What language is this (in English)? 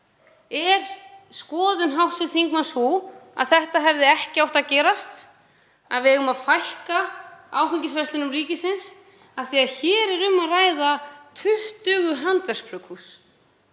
Icelandic